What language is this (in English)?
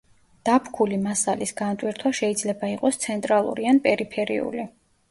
Georgian